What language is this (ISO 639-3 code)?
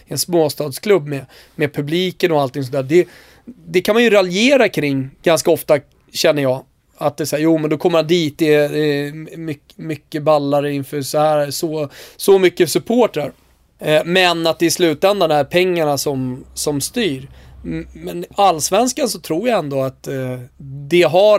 swe